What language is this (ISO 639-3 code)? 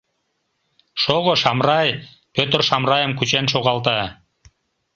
chm